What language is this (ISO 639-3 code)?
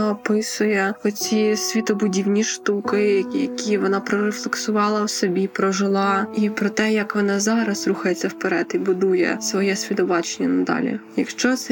ukr